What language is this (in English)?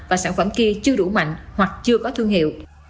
Vietnamese